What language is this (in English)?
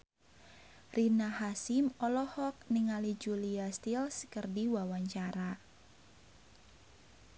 Sundanese